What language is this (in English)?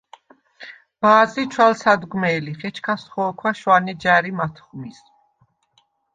Svan